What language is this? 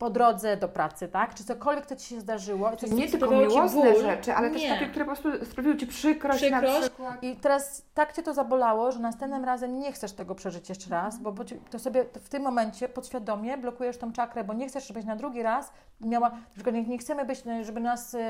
Polish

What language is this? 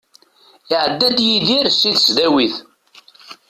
Kabyle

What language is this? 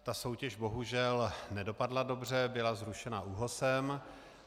Czech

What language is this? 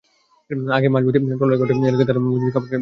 Bangla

